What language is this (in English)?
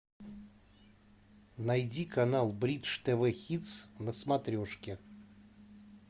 Russian